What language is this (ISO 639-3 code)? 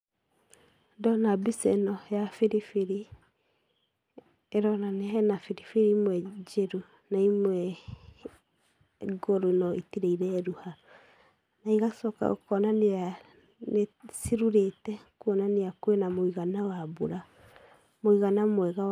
kik